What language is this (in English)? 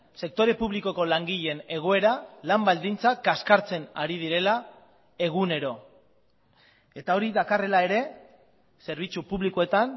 Basque